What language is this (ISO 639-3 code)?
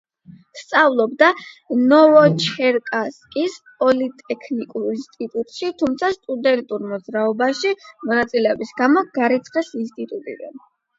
kat